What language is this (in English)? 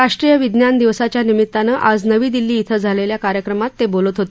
Marathi